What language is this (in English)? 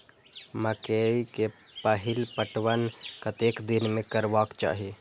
Maithili